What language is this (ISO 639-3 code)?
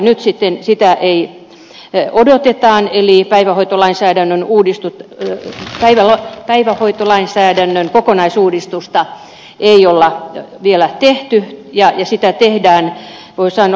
fin